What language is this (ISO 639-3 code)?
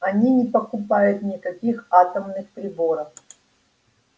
rus